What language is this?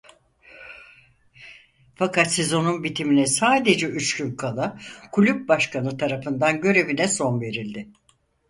Turkish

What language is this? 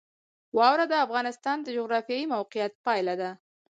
Pashto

